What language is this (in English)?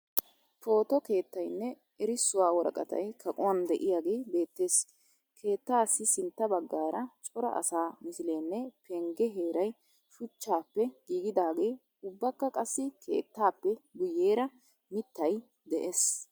Wolaytta